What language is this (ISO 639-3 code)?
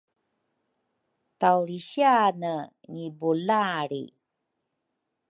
dru